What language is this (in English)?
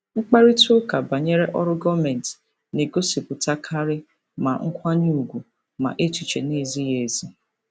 Igbo